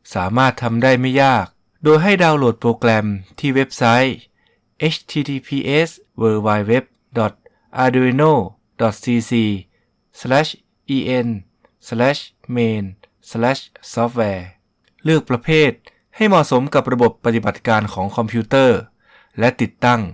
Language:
Thai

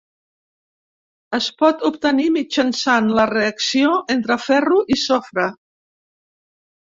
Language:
Catalan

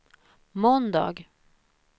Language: Swedish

